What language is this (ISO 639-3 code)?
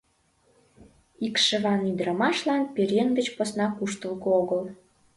chm